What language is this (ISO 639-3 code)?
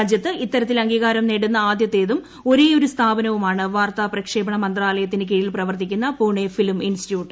mal